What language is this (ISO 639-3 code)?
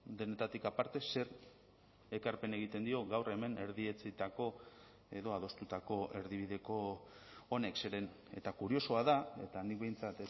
eus